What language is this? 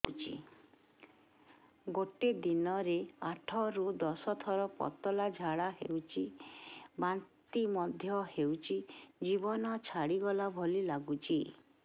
Odia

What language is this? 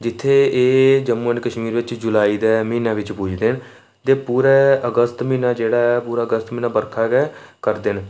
Dogri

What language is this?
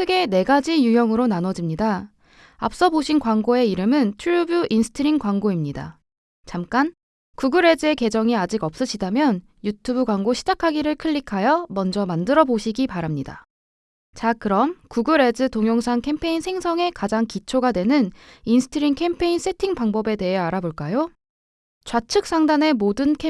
Korean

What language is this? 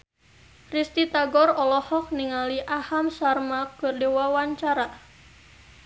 Sundanese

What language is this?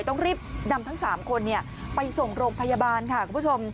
Thai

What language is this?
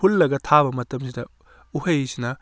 Manipuri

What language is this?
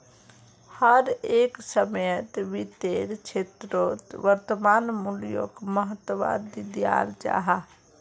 Magahi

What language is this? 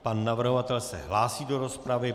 Czech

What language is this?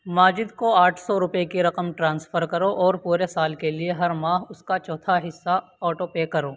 Urdu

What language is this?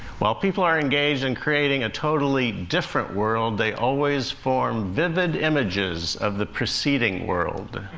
English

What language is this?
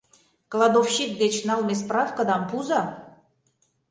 Mari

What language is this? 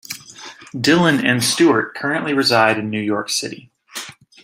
English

